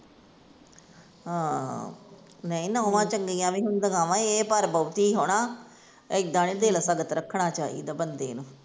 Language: Punjabi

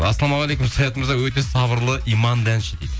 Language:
Kazakh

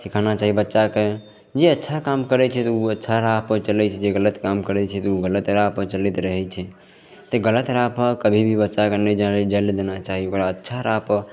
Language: Maithili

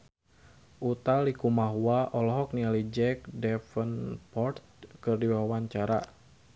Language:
Sundanese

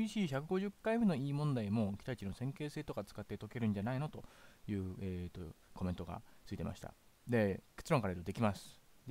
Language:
Japanese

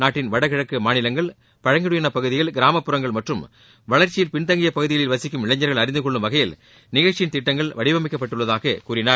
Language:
Tamil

